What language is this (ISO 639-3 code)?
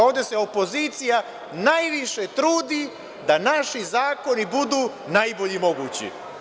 srp